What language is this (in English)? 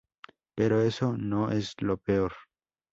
Spanish